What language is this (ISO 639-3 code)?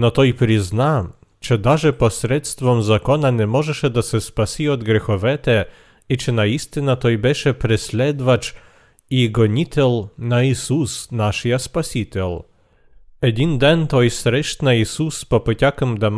bul